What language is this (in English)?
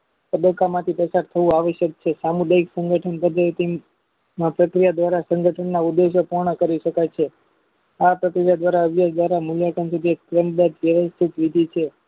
Gujarati